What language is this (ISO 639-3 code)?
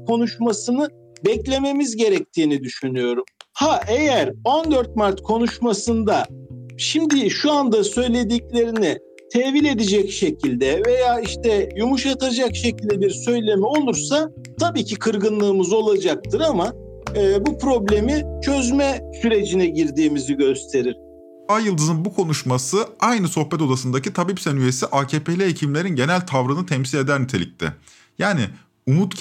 tur